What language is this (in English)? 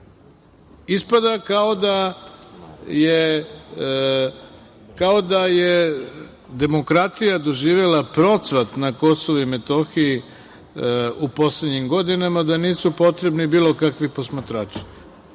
Serbian